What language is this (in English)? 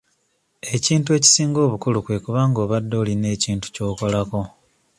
Ganda